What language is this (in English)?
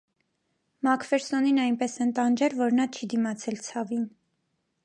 Armenian